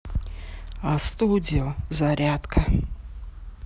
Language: Russian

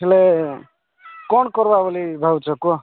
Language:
Odia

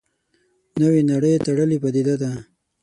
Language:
Pashto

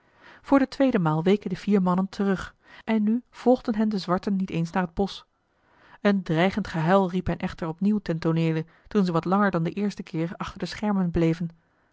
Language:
Dutch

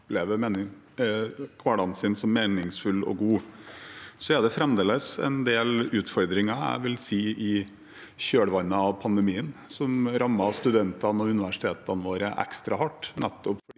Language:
Norwegian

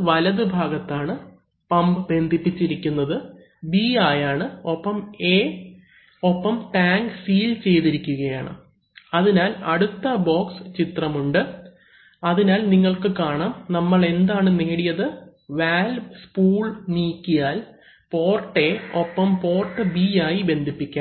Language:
Malayalam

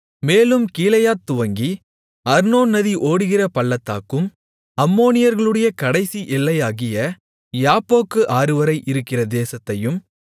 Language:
Tamil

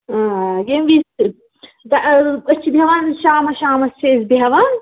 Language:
Kashmiri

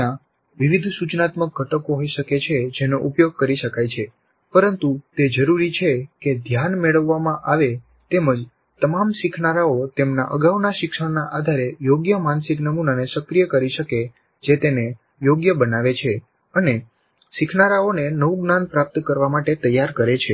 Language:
Gujarati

